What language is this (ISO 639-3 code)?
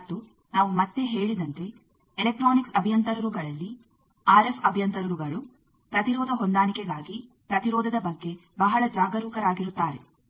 kan